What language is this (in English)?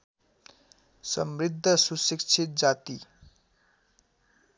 Nepali